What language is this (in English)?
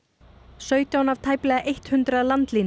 Icelandic